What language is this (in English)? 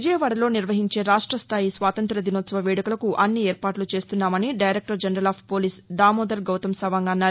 Telugu